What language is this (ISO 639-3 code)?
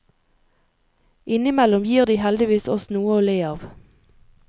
nor